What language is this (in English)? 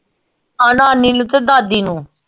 Punjabi